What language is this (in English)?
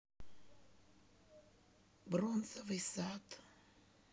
Russian